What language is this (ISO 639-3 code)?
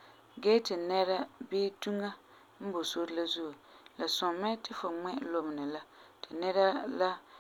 gur